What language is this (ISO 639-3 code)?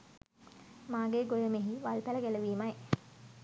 sin